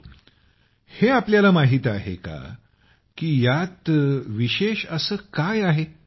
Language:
Marathi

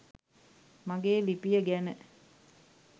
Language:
Sinhala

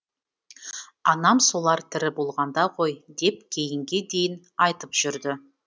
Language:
Kazakh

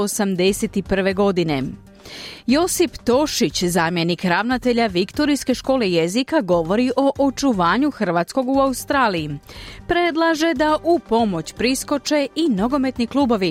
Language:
Croatian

